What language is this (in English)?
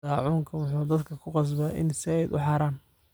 Somali